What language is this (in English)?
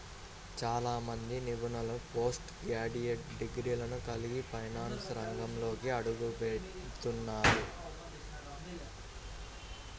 Telugu